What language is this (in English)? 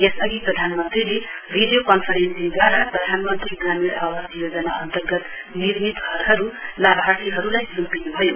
Nepali